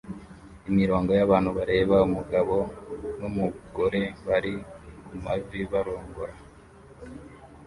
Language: Kinyarwanda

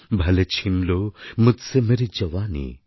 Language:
Bangla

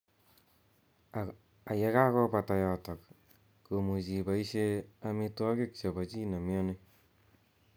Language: Kalenjin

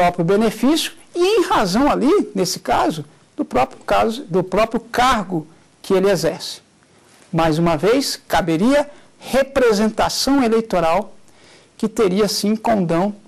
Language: Portuguese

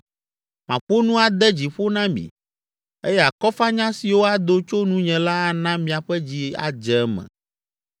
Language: Ewe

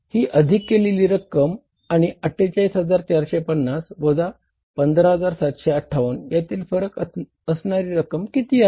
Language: Marathi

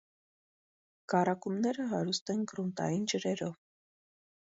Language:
Armenian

